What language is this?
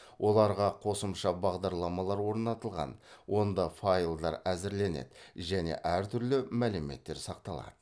Kazakh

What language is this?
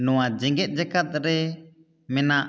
Santali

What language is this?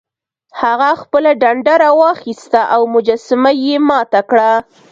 Pashto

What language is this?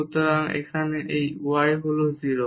Bangla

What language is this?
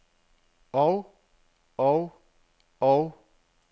Danish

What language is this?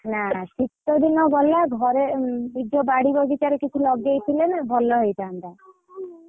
Odia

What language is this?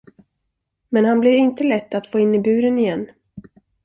Swedish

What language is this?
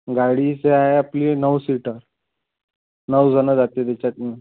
Marathi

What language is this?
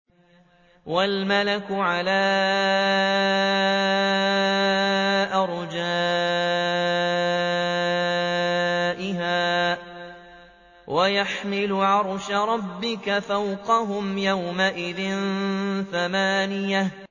Arabic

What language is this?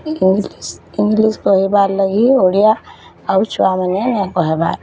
Odia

